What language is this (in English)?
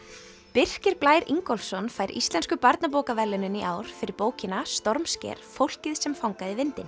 Icelandic